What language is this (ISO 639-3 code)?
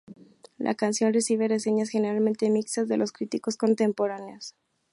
spa